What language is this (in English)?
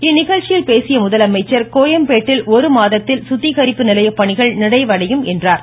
Tamil